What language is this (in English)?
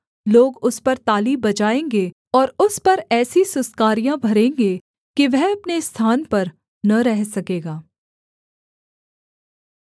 Hindi